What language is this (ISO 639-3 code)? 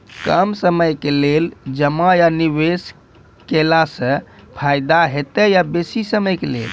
mai